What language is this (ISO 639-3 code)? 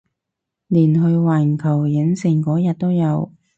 yue